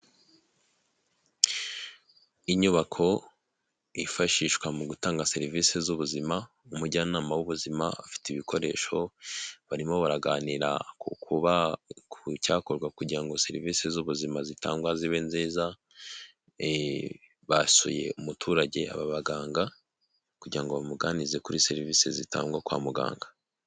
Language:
Kinyarwanda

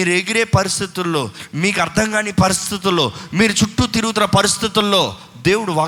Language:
Telugu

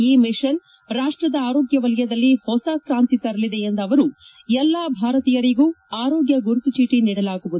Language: Kannada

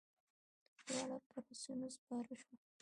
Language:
Pashto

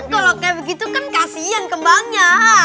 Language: Indonesian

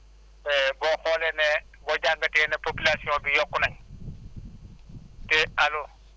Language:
Wolof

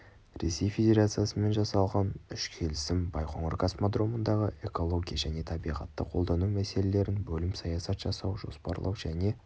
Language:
Kazakh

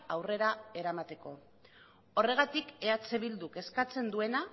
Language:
Basque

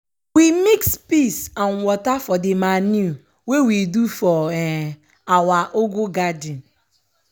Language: Nigerian Pidgin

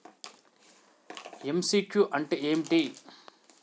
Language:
Telugu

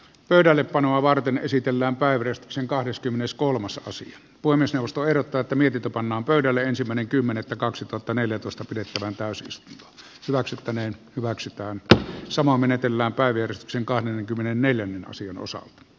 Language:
Finnish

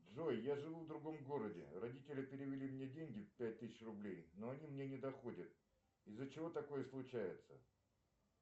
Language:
Russian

